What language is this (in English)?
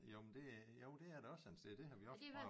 Danish